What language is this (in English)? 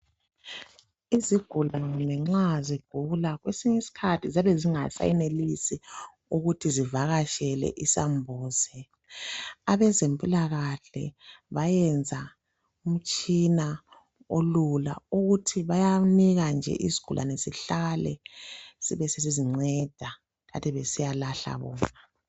North Ndebele